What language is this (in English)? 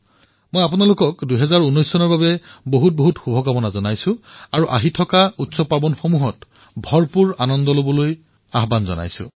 Assamese